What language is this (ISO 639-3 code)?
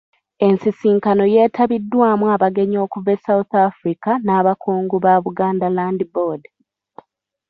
lug